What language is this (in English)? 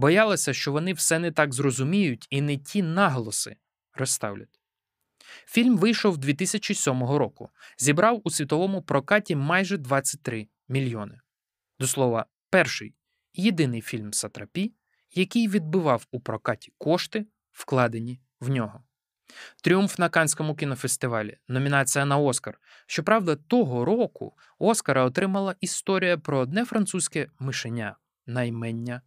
Ukrainian